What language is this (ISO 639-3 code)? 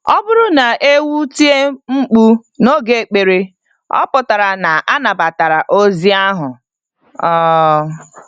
ibo